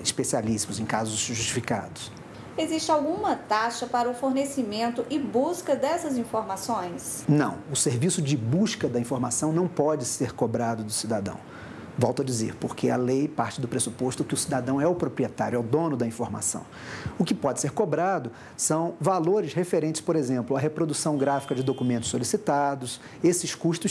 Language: Portuguese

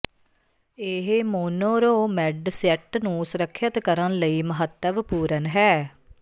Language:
Punjabi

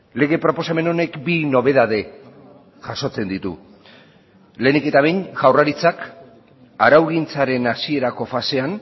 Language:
Basque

